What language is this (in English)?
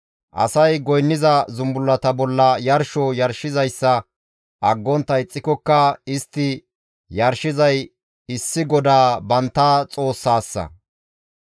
Gamo